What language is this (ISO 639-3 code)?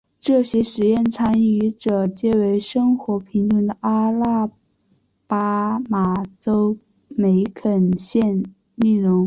zho